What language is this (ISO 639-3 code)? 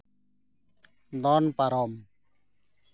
sat